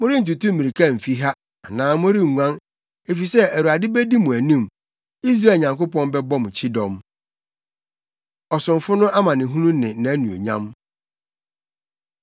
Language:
Akan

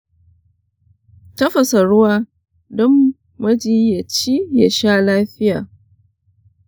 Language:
Hausa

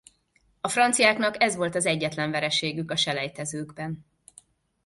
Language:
Hungarian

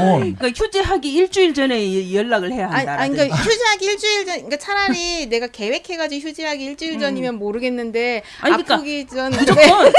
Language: Korean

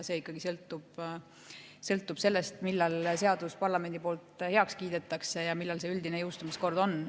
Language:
Estonian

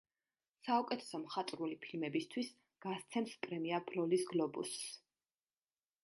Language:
Georgian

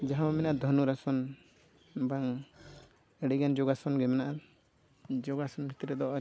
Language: Santali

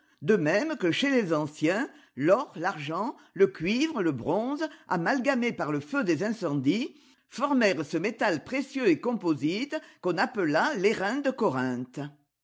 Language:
French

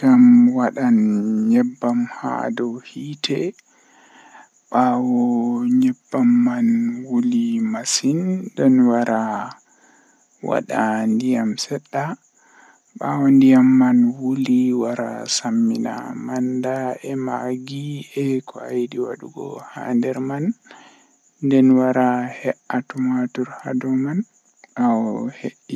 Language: Western Niger Fulfulde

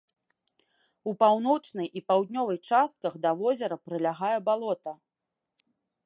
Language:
Belarusian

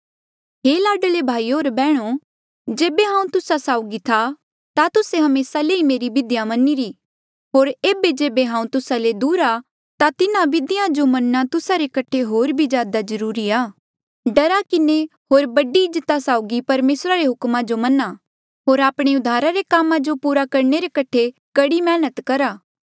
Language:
Mandeali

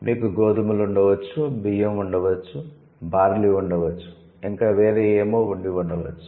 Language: Telugu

